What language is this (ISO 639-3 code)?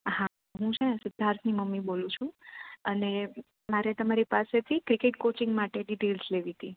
guj